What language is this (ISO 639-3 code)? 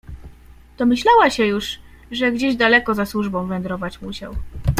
pol